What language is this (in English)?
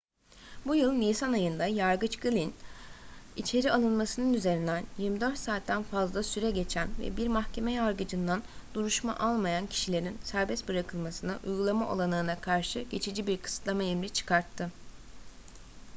Turkish